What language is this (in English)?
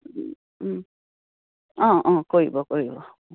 Assamese